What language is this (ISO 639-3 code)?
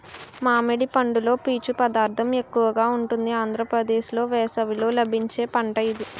tel